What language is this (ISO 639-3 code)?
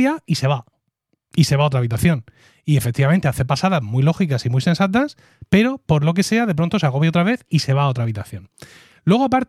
spa